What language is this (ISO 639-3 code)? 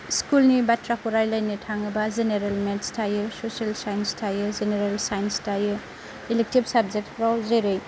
brx